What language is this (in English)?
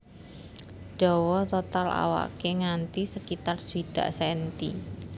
Javanese